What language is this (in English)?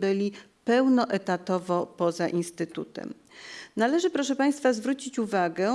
Polish